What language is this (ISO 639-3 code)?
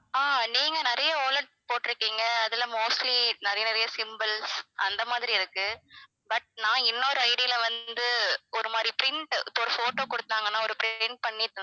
tam